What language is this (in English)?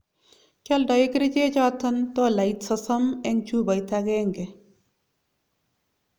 Kalenjin